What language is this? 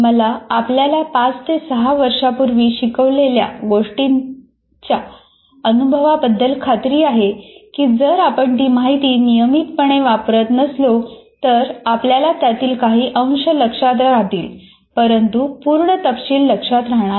Marathi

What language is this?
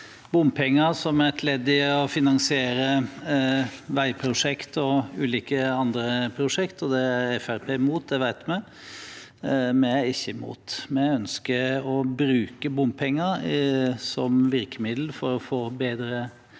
Norwegian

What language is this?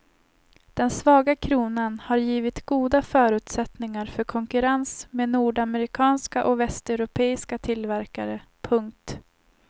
Swedish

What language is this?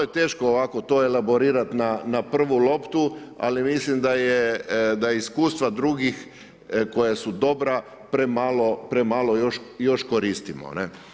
Croatian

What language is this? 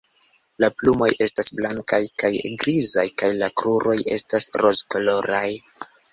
Esperanto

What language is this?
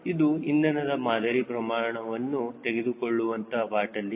Kannada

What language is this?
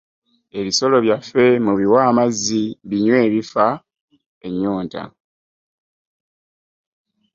Ganda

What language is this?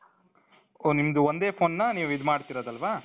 Kannada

